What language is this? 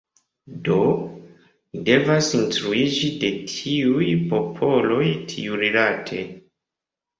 Esperanto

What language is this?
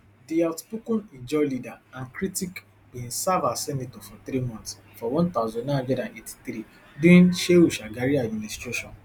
Nigerian Pidgin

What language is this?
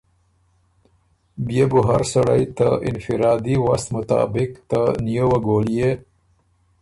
Ormuri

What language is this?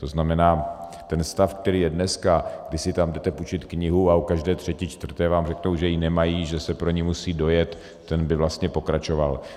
Czech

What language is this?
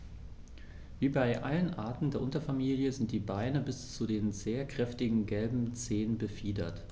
German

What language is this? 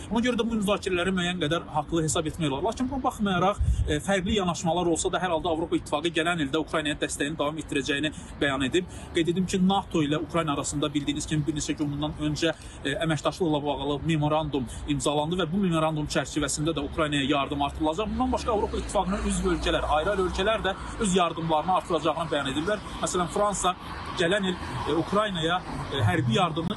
Turkish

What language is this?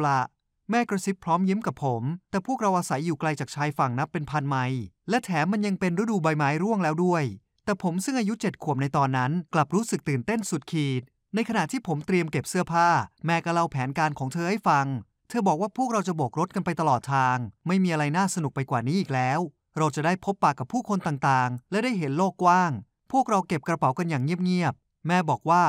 Thai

